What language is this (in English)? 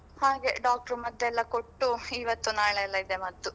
Kannada